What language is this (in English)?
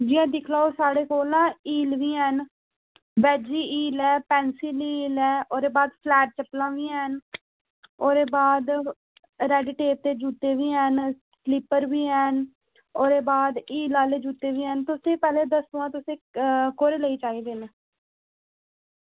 Dogri